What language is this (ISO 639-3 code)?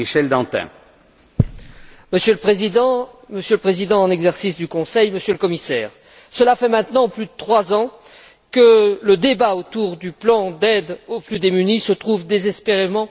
fra